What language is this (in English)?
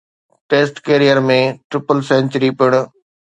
Sindhi